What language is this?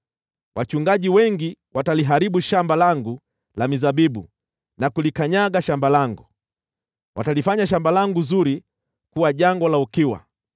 Swahili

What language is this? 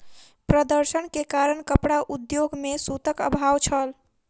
Maithili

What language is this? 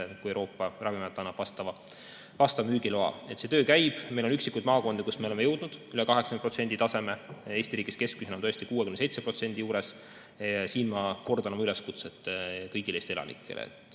Estonian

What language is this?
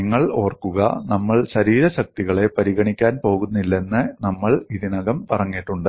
Malayalam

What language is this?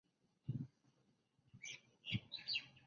Chinese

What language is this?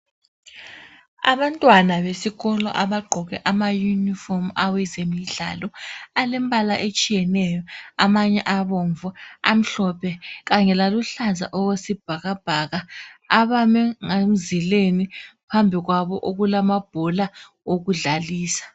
North Ndebele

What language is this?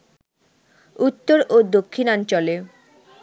Bangla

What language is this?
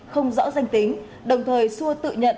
Vietnamese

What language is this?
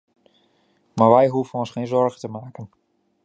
Dutch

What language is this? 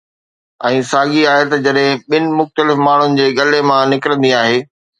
Sindhi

